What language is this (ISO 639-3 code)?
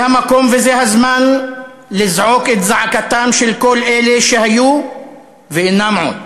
heb